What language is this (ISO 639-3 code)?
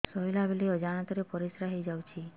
ori